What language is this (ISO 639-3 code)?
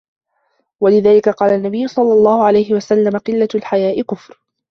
ara